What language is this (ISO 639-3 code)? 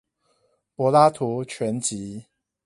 zho